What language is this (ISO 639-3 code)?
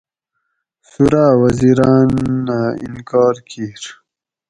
gwc